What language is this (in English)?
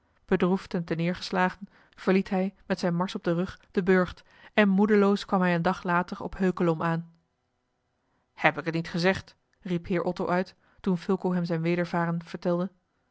Dutch